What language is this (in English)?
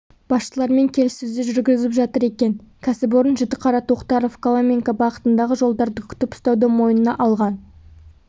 Kazakh